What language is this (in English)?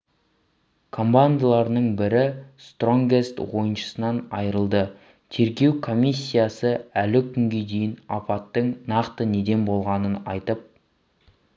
Kazakh